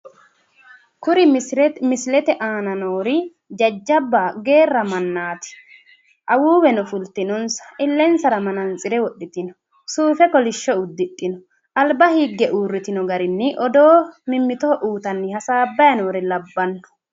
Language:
Sidamo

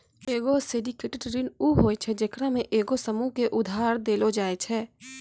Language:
Maithili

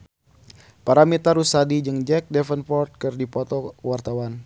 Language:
Sundanese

